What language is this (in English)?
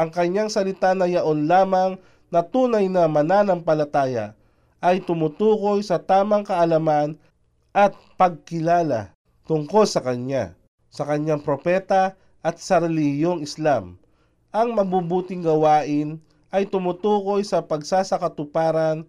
Filipino